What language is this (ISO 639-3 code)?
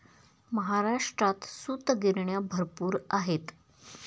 mar